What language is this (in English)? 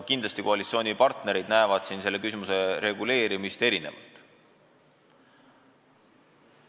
Estonian